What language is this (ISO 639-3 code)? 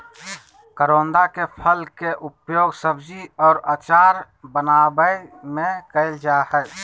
mag